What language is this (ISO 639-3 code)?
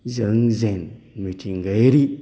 brx